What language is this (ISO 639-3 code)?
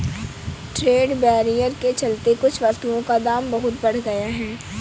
hin